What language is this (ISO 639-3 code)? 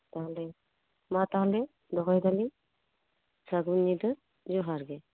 sat